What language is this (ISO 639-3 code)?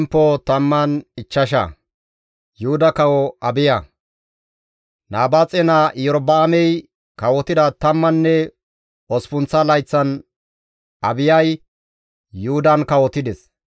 gmv